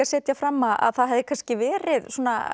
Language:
Icelandic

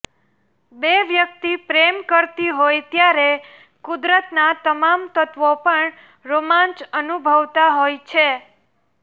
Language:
Gujarati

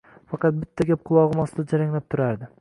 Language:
Uzbek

